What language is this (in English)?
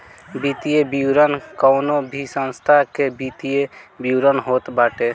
Bhojpuri